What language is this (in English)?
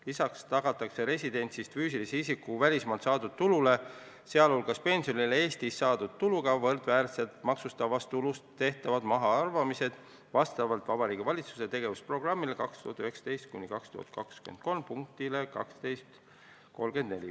Estonian